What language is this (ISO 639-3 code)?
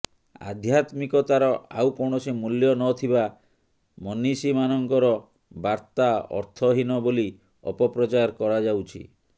ori